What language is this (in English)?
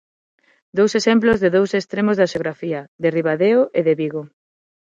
Galician